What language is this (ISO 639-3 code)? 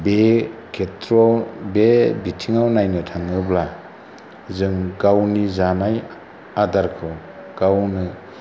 brx